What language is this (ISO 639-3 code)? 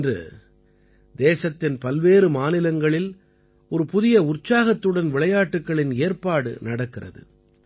tam